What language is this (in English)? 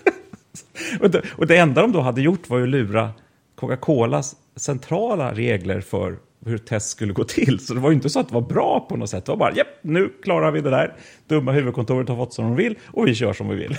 Swedish